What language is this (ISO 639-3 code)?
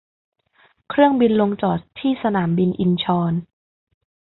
tha